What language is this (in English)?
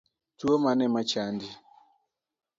Luo (Kenya and Tanzania)